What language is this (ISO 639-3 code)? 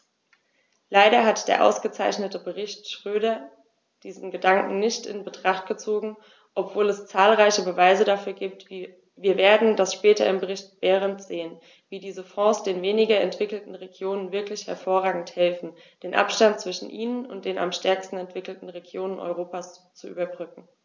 deu